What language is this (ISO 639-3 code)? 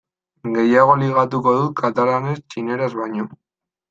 eus